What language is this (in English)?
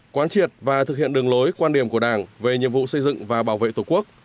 Vietnamese